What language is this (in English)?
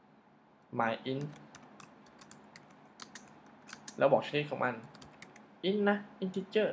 Thai